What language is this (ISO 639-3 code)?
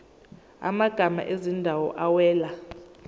zul